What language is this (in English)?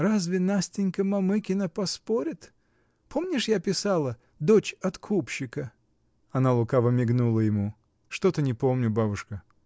Russian